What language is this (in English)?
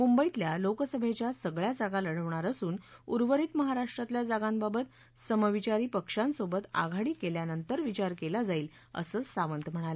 Marathi